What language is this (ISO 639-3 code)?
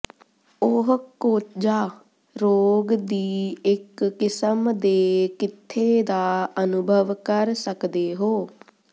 pan